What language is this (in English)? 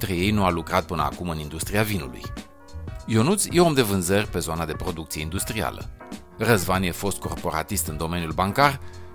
Romanian